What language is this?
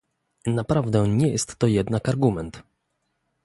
Polish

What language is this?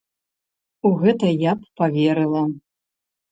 Belarusian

